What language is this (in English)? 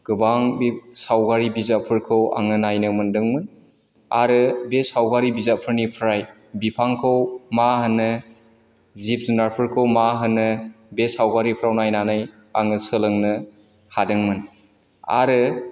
Bodo